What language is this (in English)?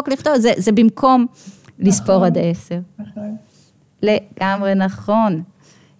Hebrew